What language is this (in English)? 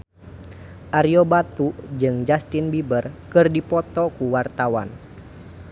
Sundanese